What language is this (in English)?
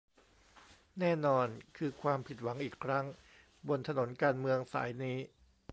Thai